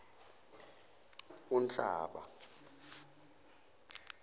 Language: Zulu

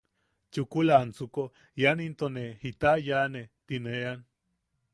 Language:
Yaqui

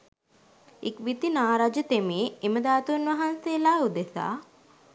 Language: Sinhala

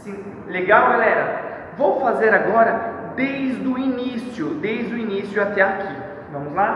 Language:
Portuguese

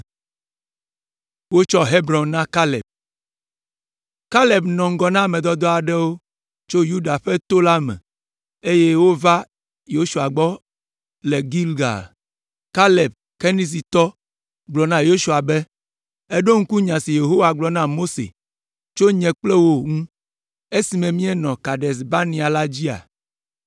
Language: Ewe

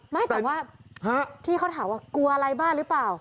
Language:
Thai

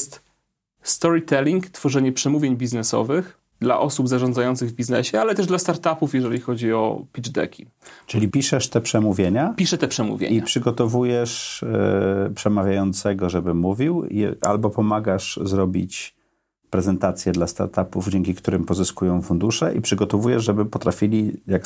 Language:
Polish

